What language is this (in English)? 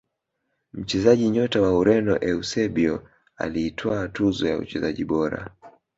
Swahili